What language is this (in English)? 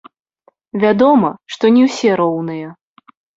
Belarusian